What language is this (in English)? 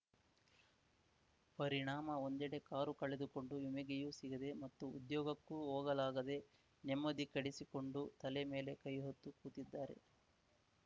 Kannada